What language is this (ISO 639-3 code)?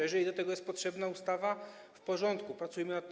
pol